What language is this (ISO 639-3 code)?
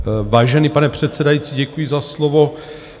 ces